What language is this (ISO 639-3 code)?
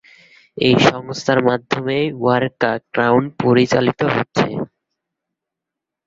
ben